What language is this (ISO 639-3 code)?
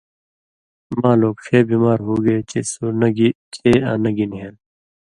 mvy